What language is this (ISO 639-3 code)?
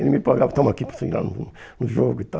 por